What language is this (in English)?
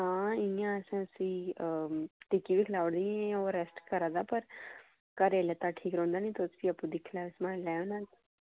Dogri